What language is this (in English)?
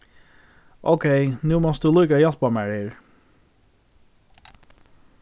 Faroese